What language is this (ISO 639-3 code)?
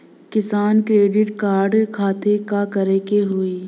bho